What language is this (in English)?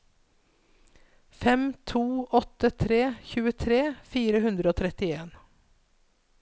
Norwegian